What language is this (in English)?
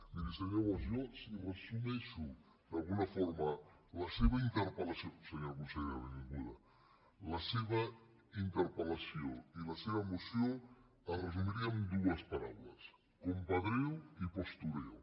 Catalan